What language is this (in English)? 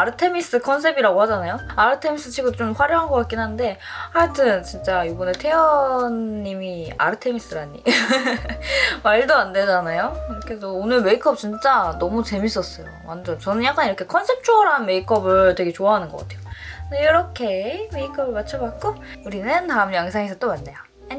Korean